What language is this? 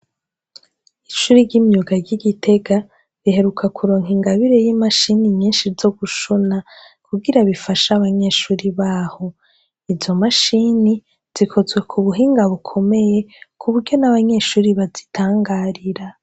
Rundi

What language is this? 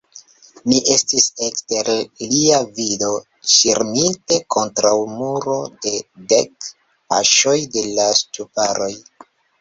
Esperanto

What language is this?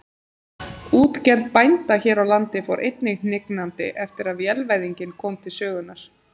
Icelandic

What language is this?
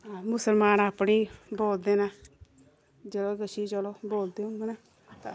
Dogri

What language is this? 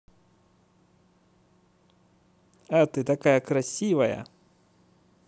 Russian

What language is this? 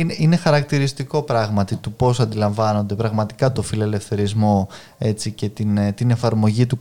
Greek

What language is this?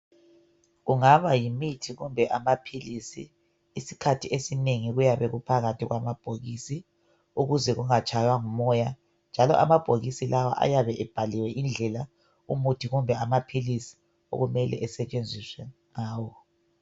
North Ndebele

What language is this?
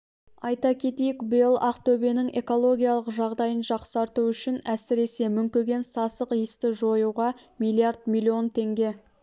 Kazakh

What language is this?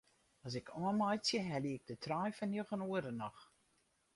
Western Frisian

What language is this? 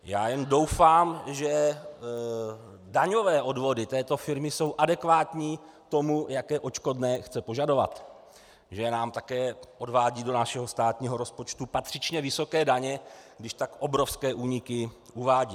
Czech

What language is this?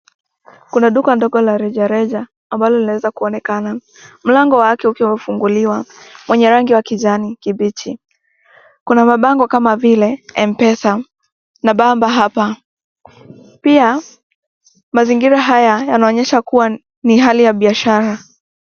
Swahili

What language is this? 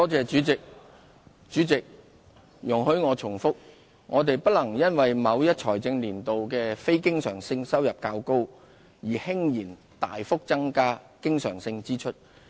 Cantonese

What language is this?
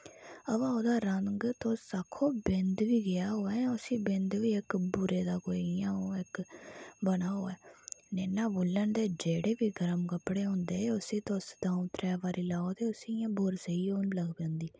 Dogri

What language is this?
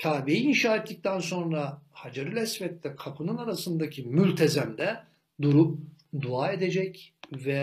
Turkish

